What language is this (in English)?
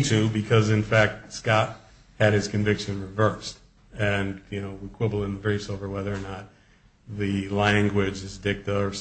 English